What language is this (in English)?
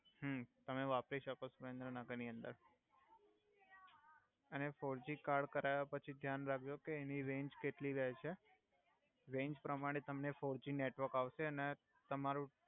Gujarati